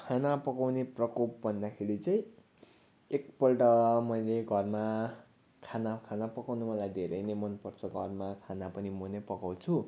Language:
Nepali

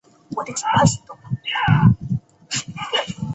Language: Chinese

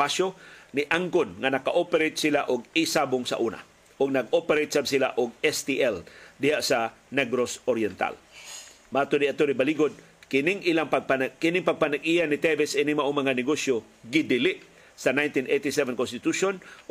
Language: Filipino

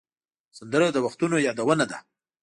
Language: Pashto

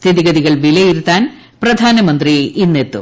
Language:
Malayalam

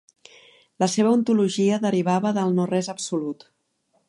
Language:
Catalan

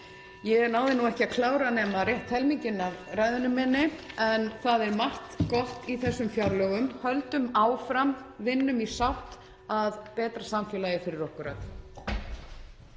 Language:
Icelandic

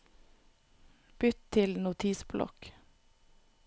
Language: Norwegian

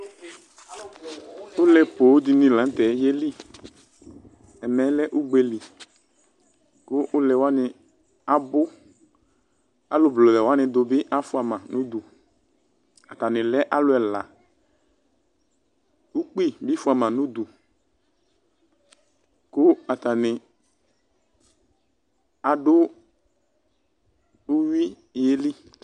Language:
Ikposo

